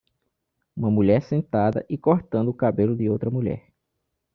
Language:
Portuguese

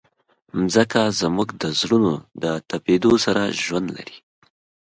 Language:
Pashto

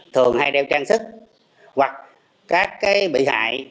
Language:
Vietnamese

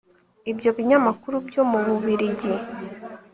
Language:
Kinyarwanda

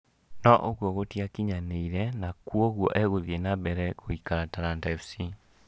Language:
Kikuyu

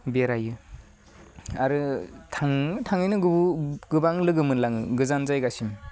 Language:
Bodo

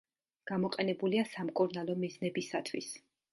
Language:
Georgian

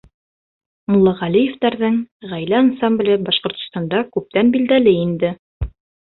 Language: Bashkir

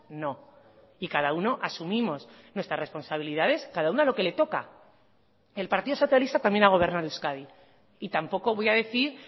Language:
Spanish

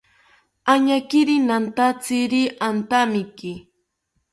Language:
South Ucayali Ashéninka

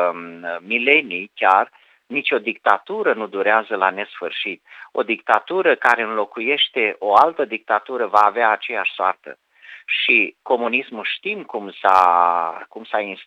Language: Romanian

